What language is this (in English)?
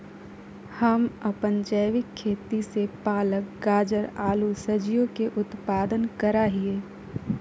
Magahi